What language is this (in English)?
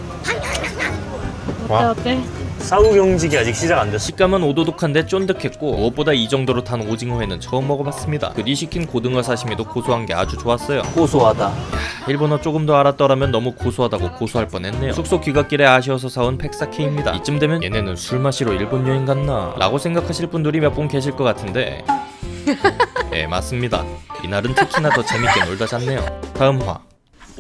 Korean